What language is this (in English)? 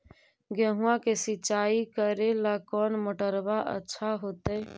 Magahi